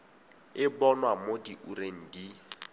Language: Tswana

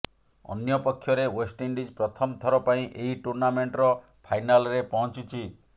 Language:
Odia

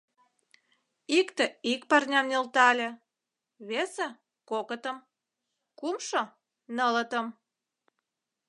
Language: Mari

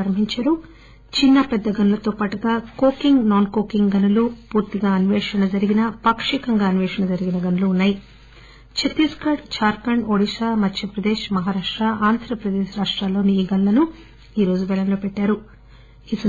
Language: Telugu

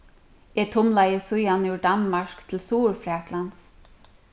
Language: Faroese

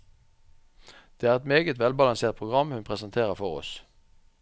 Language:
Norwegian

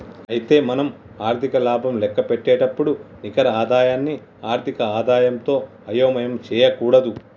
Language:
Telugu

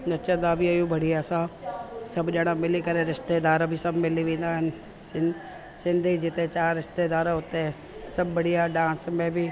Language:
Sindhi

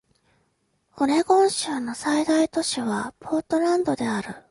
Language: Japanese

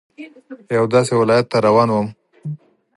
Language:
Pashto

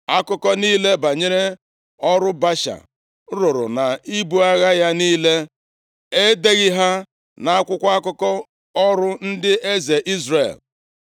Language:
Igbo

